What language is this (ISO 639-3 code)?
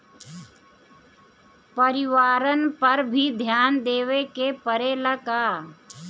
bho